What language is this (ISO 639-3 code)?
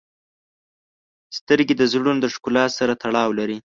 pus